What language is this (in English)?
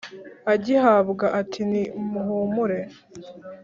Kinyarwanda